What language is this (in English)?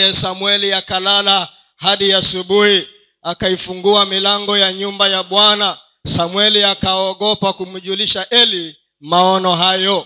Swahili